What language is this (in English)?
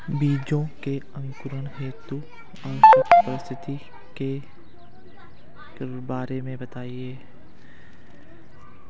Hindi